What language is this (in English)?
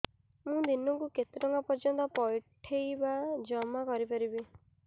Odia